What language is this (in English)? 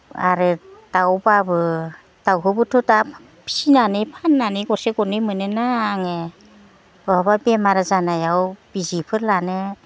Bodo